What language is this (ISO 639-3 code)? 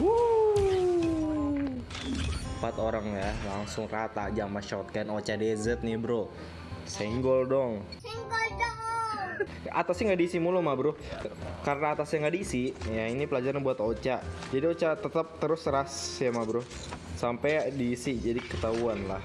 ind